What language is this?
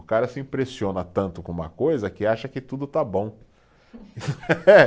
Portuguese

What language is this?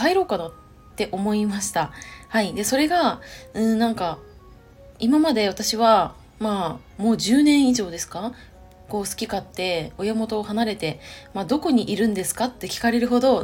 Japanese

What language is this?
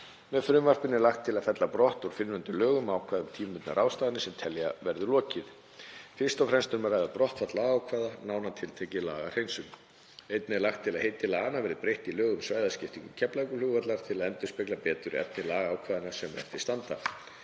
Icelandic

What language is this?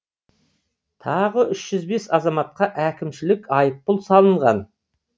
Kazakh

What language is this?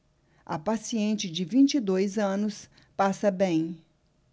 Portuguese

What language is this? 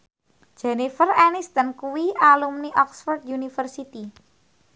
Javanese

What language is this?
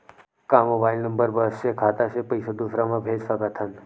Chhattisgarhi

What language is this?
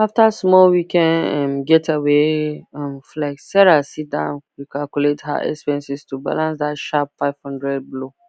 Nigerian Pidgin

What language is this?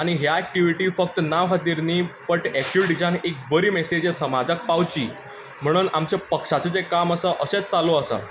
Konkani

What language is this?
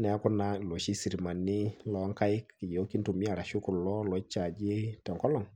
Masai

